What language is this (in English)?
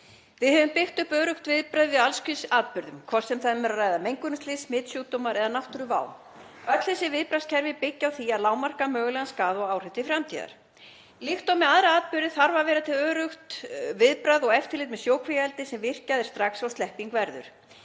Icelandic